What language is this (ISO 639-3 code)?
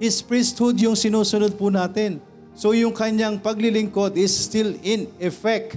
fil